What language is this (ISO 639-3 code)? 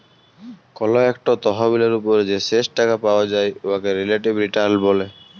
ben